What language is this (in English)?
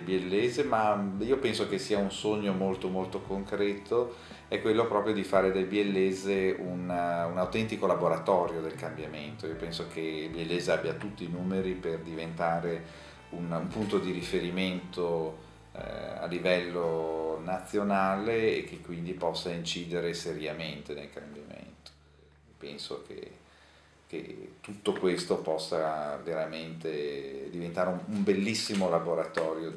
Italian